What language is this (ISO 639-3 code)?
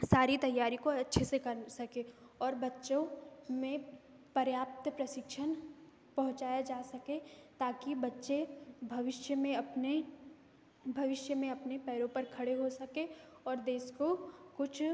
hin